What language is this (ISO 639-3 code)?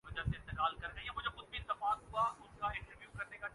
urd